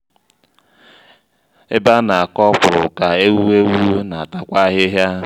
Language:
Igbo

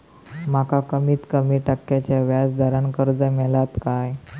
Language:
Marathi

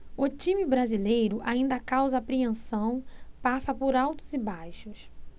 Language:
Portuguese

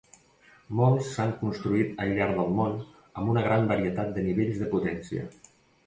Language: Catalan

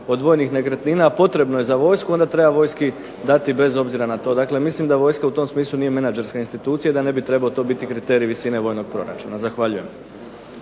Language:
Croatian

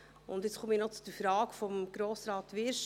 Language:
Swiss German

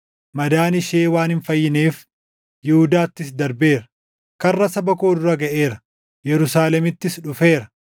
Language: Oromo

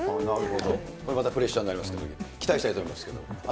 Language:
Japanese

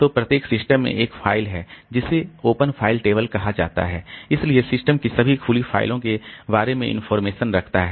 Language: Hindi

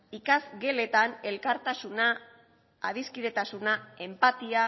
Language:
Basque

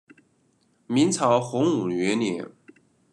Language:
Chinese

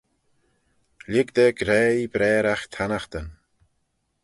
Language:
Manx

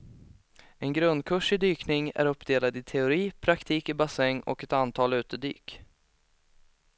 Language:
Swedish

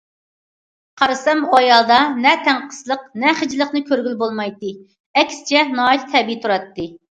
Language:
Uyghur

